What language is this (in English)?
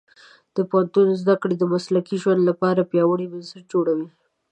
Pashto